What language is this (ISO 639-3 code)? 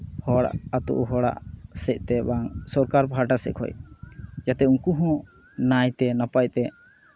sat